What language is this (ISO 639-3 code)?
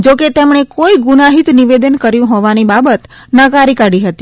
guj